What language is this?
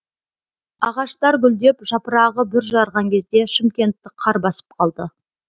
Kazakh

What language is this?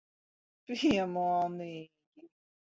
Latvian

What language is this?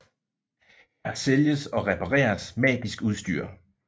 Danish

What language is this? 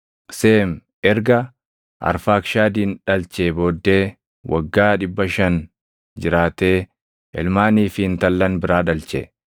Oromo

